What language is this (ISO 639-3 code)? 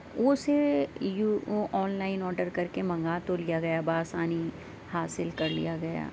urd